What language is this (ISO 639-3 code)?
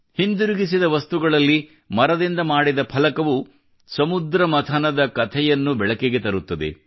kan